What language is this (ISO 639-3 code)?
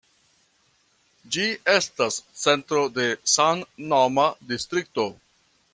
epo